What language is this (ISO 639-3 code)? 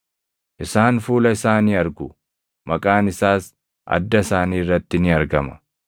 orm